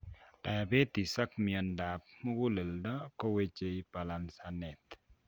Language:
Kalenjin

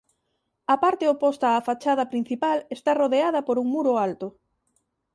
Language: Galician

